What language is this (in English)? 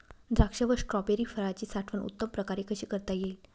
Marathi